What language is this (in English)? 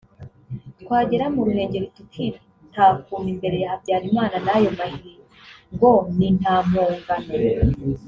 Kinyarwanda